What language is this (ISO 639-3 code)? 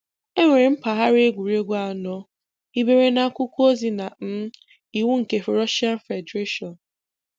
ibo